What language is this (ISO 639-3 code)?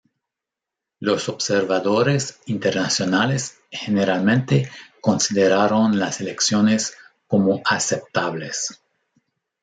spa